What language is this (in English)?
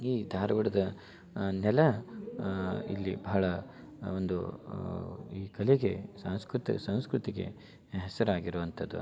Kannada